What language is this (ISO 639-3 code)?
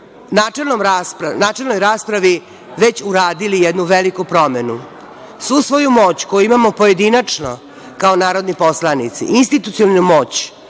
srp